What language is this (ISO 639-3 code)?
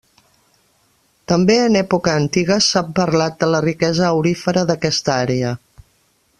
cat